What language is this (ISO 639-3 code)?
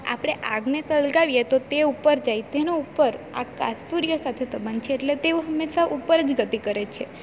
guj